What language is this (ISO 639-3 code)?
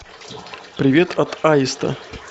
rus